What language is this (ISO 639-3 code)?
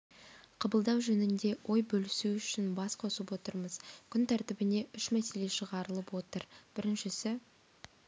kaz